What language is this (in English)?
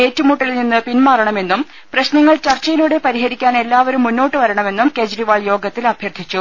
Malayalam